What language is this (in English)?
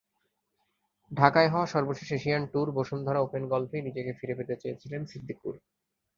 Bangla